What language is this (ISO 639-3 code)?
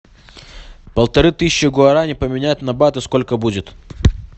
rus